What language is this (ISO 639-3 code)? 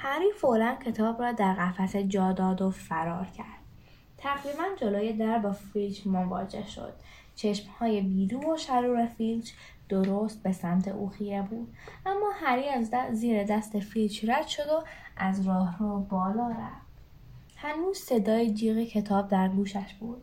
fas